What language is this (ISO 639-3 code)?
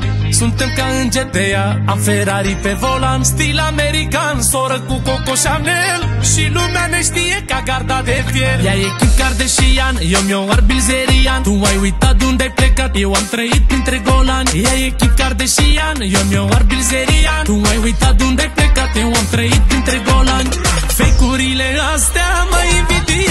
ron